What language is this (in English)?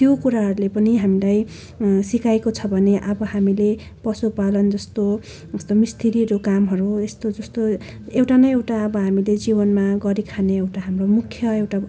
Nepali